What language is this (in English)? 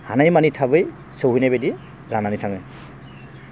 Bodo